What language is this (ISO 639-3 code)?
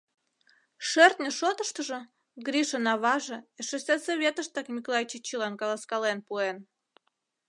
chm